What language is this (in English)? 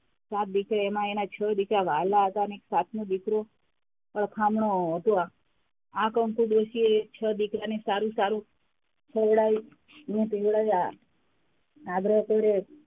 Gujarati